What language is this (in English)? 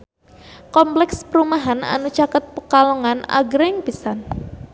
Sundanese